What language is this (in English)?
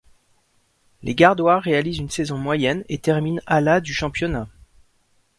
French